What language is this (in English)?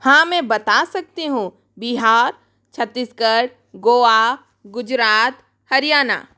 Hindi